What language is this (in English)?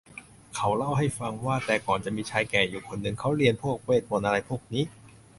Thai